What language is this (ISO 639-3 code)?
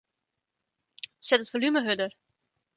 fry